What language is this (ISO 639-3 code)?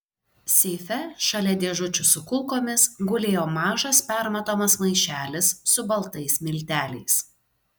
lit